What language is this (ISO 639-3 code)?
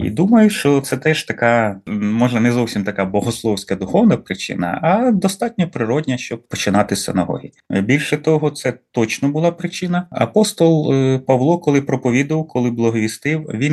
ukr